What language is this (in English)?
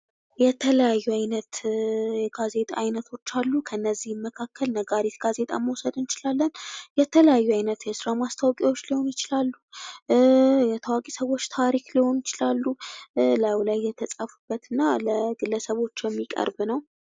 Amharic